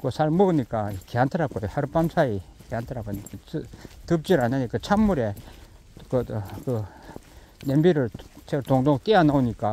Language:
Korean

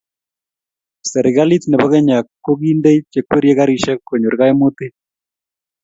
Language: Kalenjin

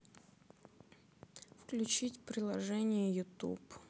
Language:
Russian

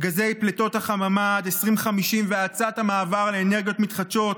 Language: Hebrew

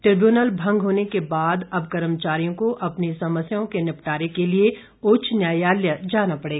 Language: Hindi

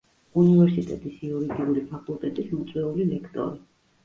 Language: Georgian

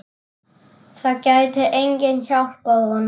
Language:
Icelandic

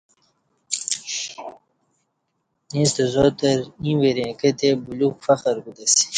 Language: Kati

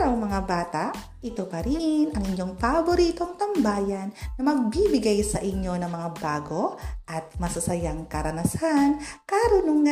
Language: Filipino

